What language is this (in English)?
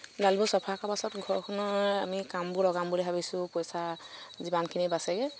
Assamese